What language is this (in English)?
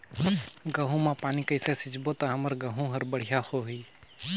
Chhattisgarhi